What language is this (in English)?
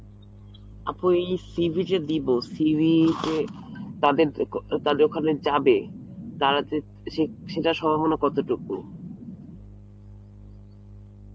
Bangla